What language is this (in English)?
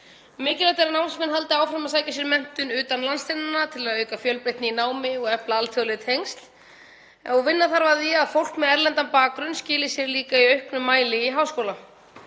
Icelandic